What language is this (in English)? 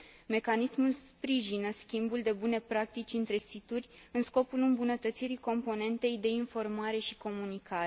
Romanian